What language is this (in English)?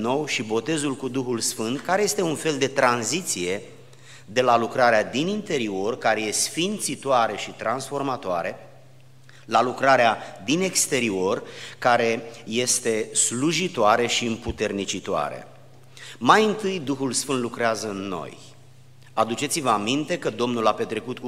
Romanian